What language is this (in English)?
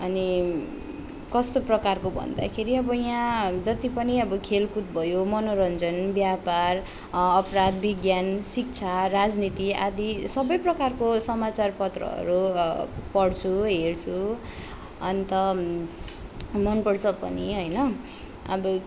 Nepali